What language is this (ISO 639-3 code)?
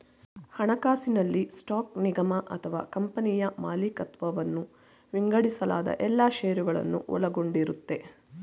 kan